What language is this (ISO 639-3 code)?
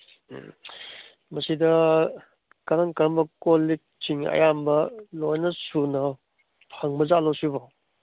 mni